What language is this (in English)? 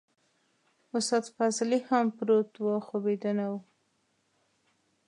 Pashto